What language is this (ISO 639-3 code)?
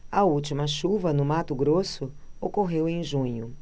por